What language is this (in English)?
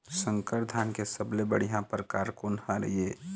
Chhattisgarhi